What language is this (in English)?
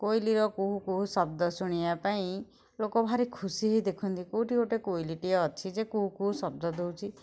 Odia